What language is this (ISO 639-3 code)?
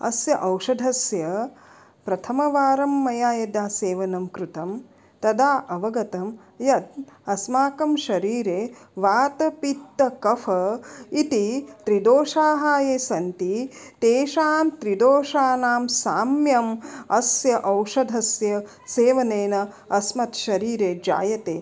san